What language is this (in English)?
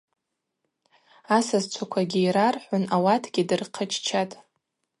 Abaza